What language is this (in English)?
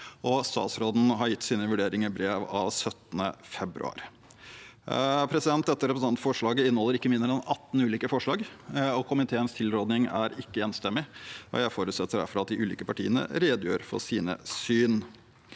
Norwegian